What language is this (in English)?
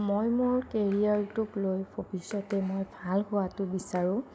Assamese